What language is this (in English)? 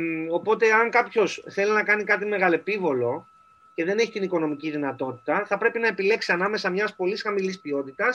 Greek